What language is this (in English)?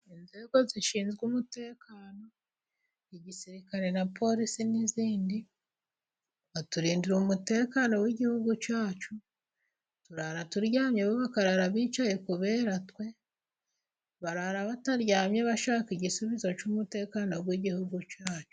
Kinyarwanda